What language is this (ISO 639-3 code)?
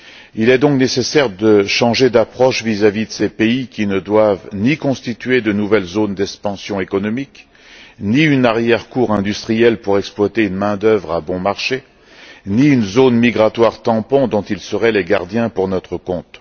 fra